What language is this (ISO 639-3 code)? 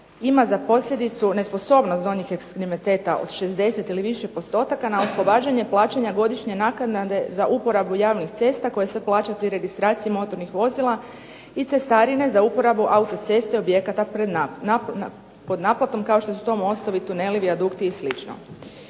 hrv